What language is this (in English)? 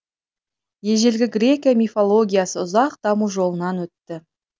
Kazakh